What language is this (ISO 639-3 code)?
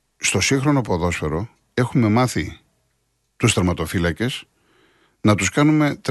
ell